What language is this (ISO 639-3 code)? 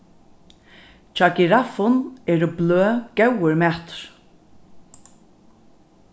fao